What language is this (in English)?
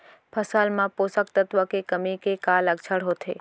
Chhattisgarhi